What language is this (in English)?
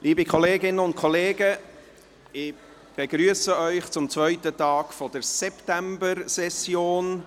Swiss German